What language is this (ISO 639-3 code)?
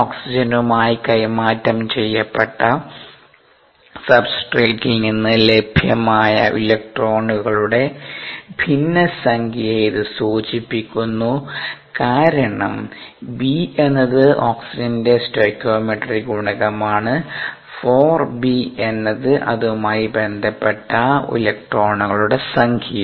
mal